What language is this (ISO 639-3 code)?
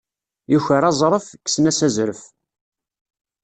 kab